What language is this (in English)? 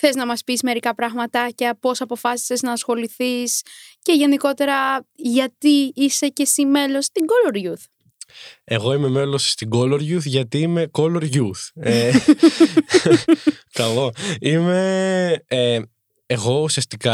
Greek